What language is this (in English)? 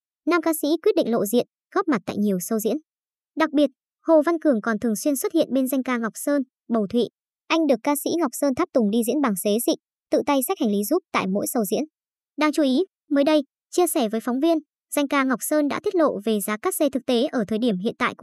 Vietnamese